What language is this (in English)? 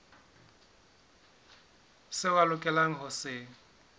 Southern Sotho